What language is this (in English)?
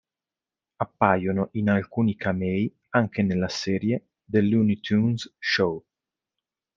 Italian